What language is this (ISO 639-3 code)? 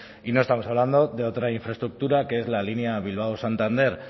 spa